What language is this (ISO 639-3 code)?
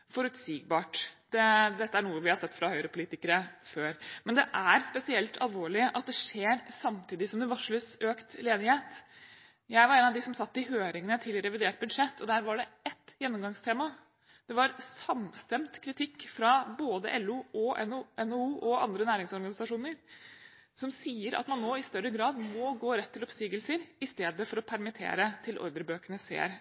nob